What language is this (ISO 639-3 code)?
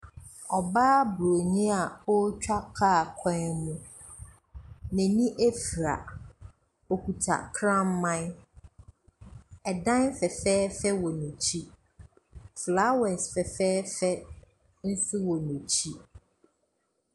aka